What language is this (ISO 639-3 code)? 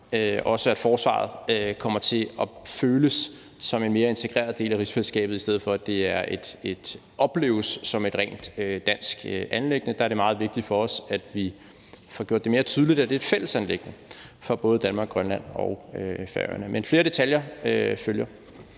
dan